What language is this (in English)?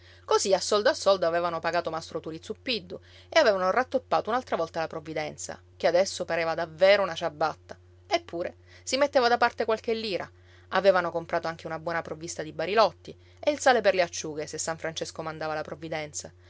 Italian